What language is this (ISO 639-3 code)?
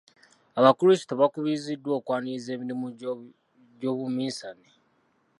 lug